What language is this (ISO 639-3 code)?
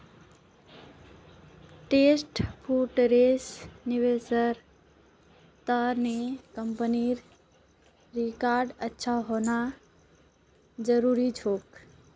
mag